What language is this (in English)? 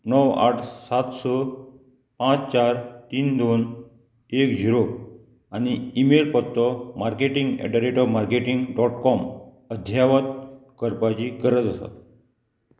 Konkani